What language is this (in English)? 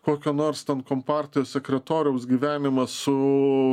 Lithuanian